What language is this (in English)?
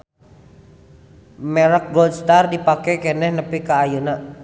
Sundanese